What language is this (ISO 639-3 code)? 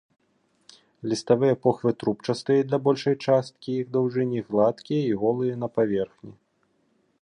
bel